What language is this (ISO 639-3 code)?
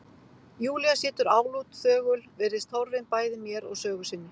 isl